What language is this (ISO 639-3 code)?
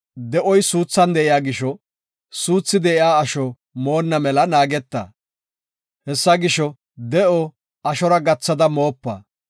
gof